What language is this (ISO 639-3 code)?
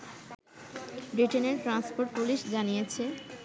ben